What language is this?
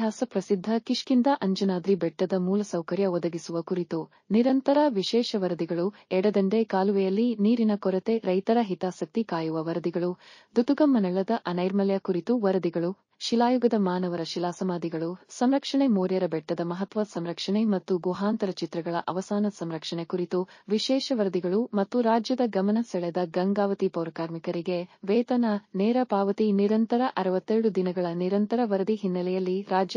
Arabic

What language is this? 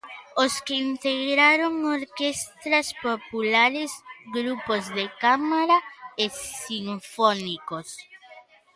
Galician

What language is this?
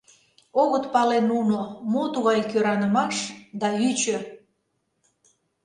Mari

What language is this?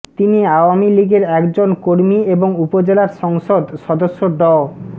Bangla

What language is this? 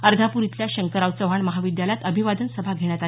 Marathi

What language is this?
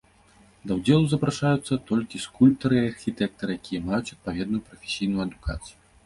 Belarusian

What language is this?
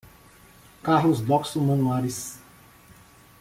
Portuguese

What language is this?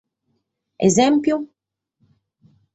Sardinian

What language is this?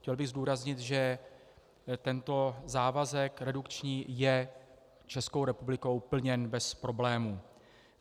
Czech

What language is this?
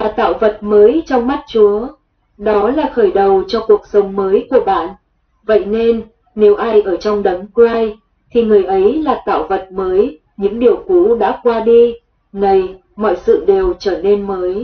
Vietnamese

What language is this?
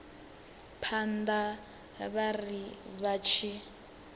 Venda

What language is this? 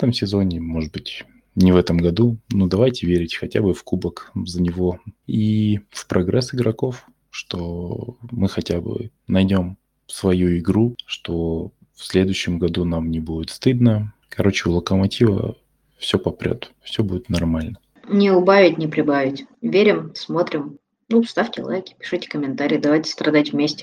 Russian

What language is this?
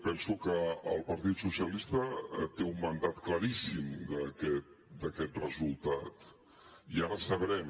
Catalan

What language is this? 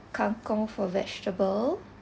English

